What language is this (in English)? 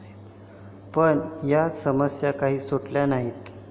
Marathi